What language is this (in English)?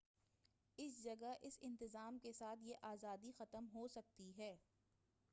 Urdu